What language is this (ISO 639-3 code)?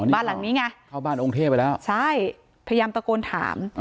tha